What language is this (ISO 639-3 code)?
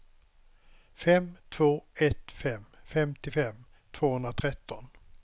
swe